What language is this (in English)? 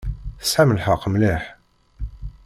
Kabyle